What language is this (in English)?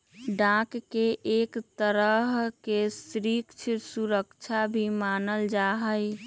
Magahi